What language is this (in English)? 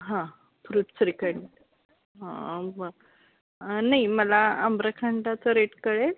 Marathi